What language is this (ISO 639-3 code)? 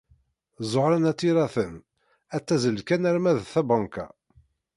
kab